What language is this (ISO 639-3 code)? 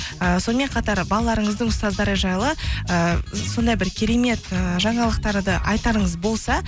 kaz